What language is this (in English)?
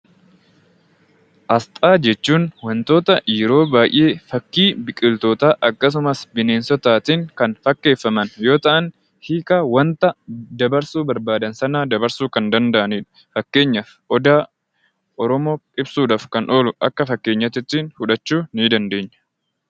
Oromo